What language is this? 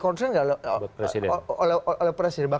Indonesian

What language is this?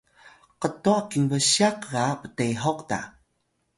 Atayal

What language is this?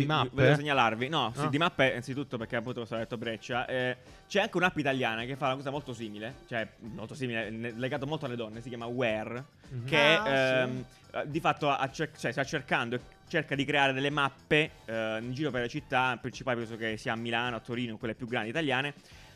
Italian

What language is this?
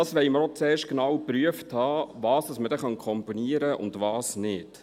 Swiss German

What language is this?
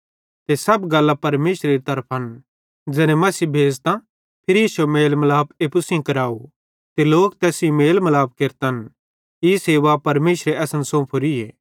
Bhadrawahi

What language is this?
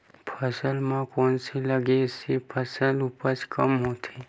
Chhattisgarhi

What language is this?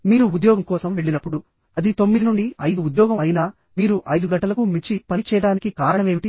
Telugu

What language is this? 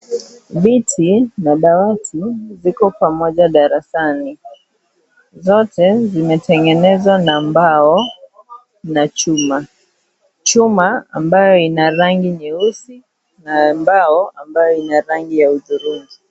Swahili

